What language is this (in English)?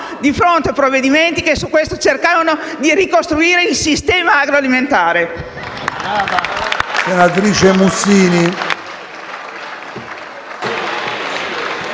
Italian